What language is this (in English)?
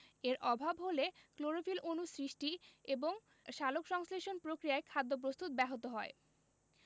Bangla